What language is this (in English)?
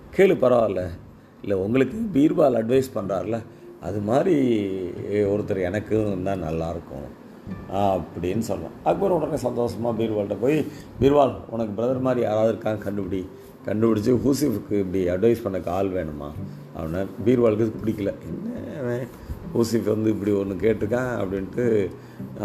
Tamil